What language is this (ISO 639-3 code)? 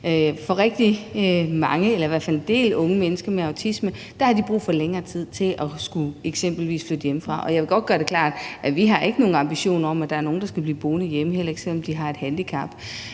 dan